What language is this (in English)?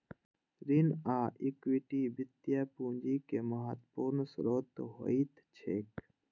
Maithili